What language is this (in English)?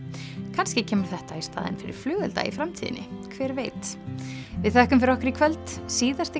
Icelandic